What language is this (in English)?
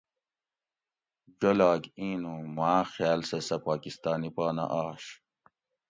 Gawri